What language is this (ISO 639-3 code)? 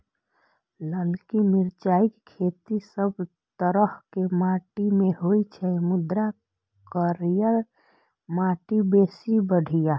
mai